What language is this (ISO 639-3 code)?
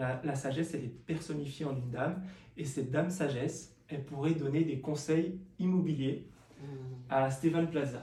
fra